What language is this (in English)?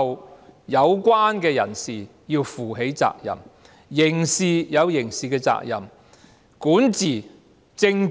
Cantonese